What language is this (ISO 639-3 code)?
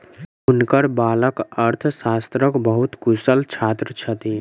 mai